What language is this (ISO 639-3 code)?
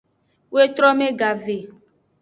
ajg